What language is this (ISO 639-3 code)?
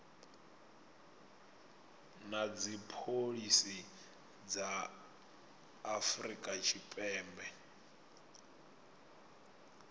ven